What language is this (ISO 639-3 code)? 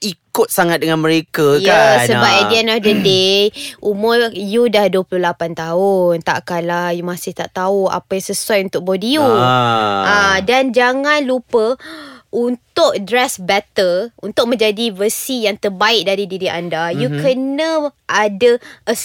msa